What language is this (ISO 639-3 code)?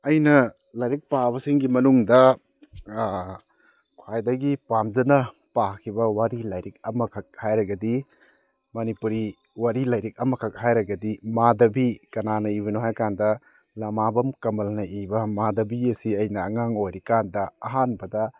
mni